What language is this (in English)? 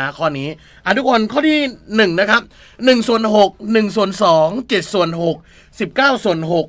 Thai